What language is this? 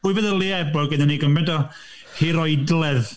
Welsh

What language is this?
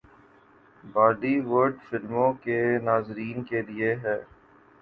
Urdu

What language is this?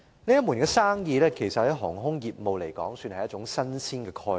Cantonese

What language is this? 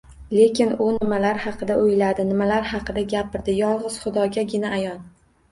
Uzbek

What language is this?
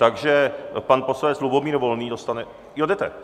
Czech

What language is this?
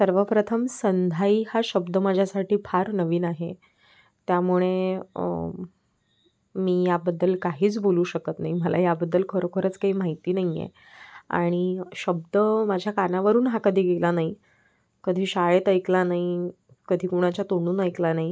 Marathi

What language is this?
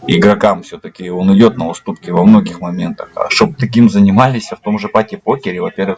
Russian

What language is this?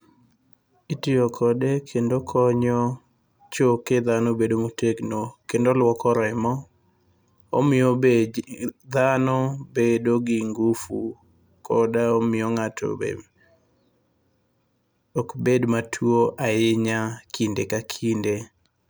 Luo (Kenya and Tanzania)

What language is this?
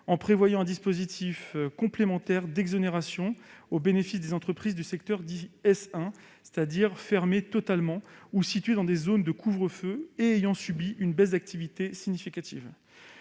French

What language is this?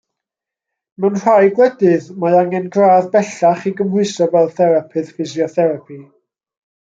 Welsh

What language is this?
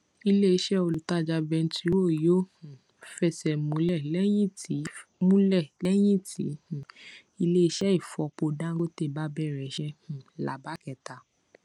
Yoruba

